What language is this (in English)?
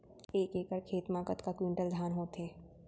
Chhattisgarhi